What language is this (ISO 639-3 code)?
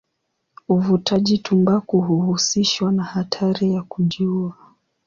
swa